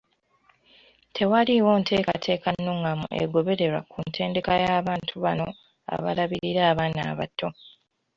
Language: Ganda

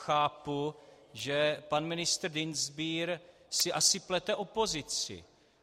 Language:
Czech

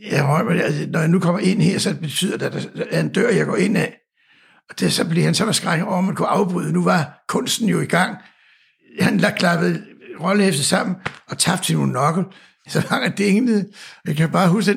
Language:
Danish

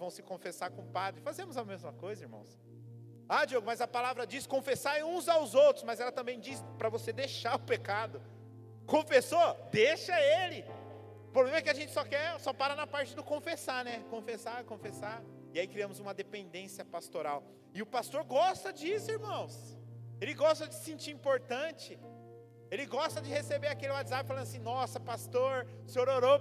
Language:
Portuguese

